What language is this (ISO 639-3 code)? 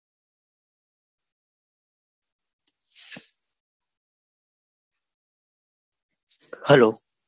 guj